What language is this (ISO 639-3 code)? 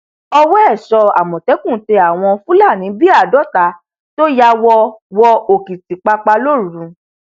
yor